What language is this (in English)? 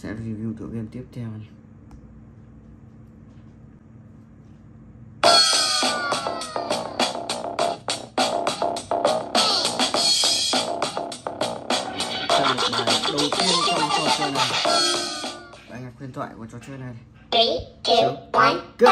Vietnamese